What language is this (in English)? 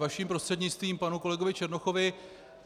Czech